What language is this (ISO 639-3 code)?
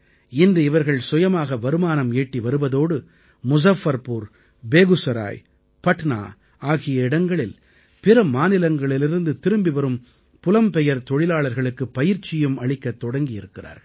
tam